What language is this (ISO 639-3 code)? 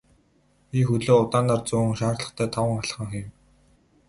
mon